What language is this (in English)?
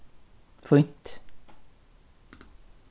Faroese